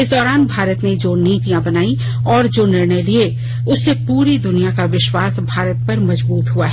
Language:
Hindi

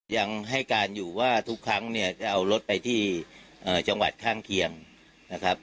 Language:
Thai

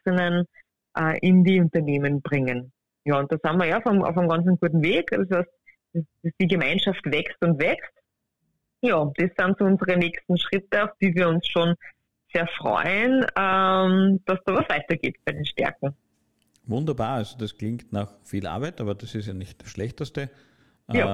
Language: German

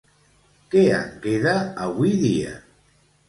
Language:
Catalan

